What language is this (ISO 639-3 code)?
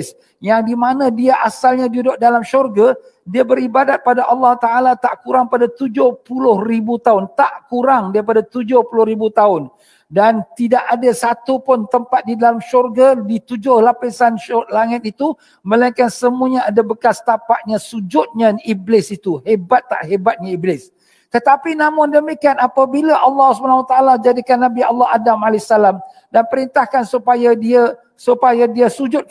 msa